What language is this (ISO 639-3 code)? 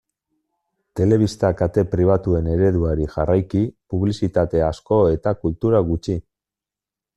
eus